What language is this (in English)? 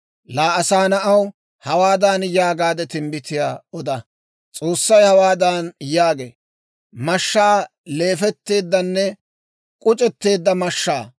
Dawro